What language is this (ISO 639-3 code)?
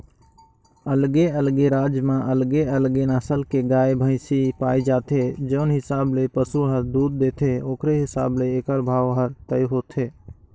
hne